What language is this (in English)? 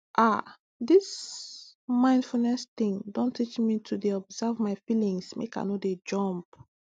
Nigerian Pidgin